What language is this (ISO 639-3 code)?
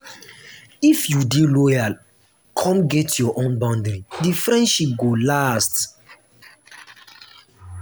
pcm